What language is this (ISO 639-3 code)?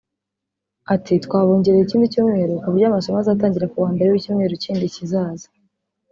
kin